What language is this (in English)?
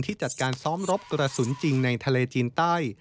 Thai